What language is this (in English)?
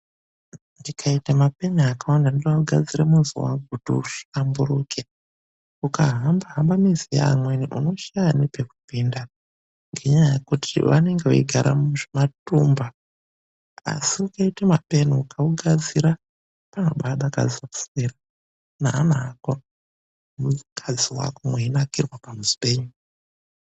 Ndau